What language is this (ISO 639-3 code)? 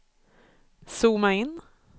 swe